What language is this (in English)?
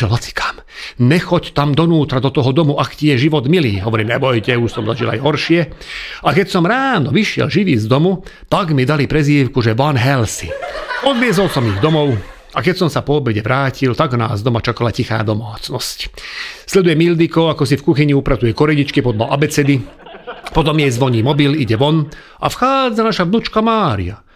Slovak